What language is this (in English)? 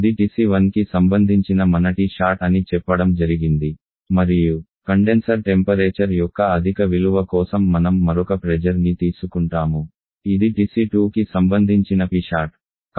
Telugu